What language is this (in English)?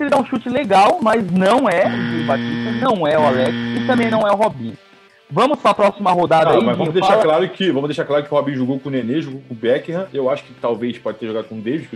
Portuguese